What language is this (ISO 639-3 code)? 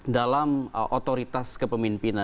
ind